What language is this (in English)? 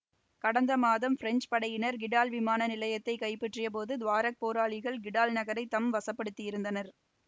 Tamil